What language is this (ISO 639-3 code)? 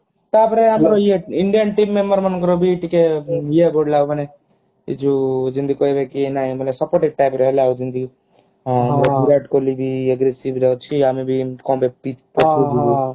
ori